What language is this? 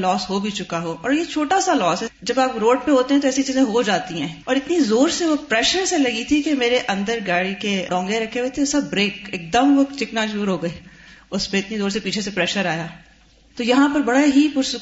Urdu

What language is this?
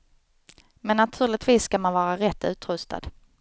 Swedish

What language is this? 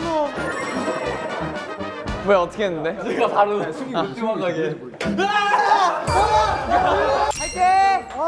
Korean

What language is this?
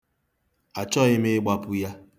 Igbo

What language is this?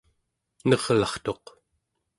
Central Yupik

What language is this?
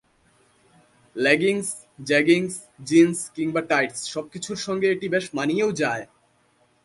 Bangla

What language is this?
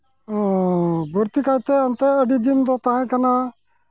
Santali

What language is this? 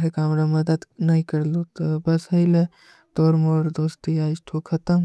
Kui (India)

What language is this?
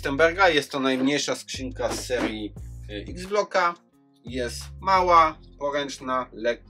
Polish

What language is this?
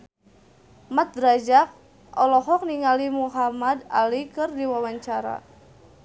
Sundanese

